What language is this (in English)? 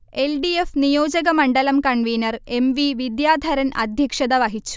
Malayalam